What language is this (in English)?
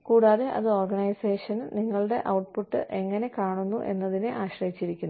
Malayalam